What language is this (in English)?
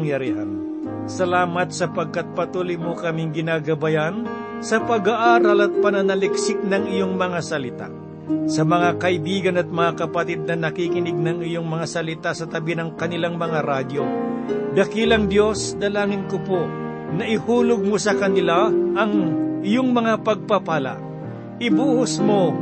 Filipino